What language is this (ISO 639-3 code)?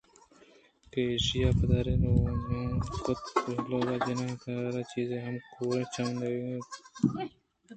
bgp